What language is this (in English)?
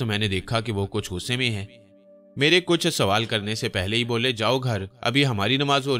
Hindi